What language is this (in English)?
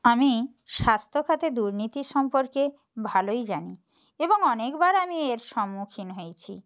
Bangla